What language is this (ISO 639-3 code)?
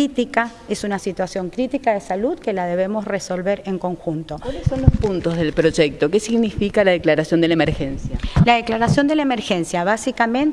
spa